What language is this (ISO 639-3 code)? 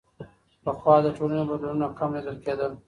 pus